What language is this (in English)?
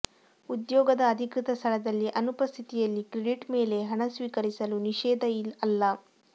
Kannada